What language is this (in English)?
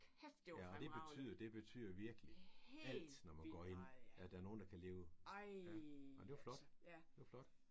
Danish